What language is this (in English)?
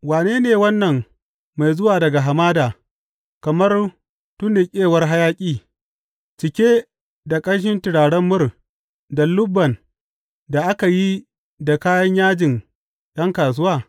Hausa